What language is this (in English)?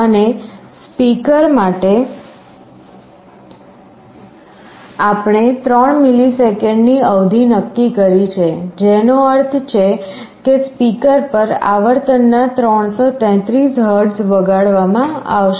Gujarati